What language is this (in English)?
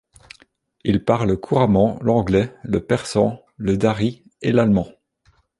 French